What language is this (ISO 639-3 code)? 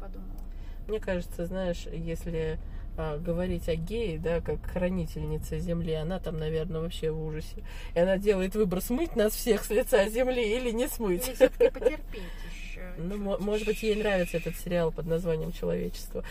rus